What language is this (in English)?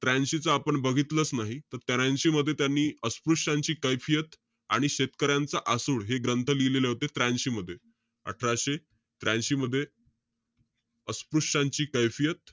Marathi